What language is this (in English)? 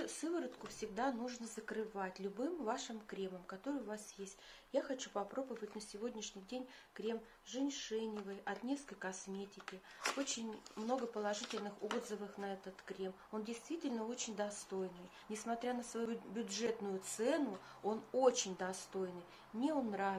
Russian